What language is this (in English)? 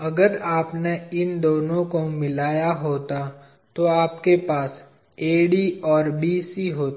Hindi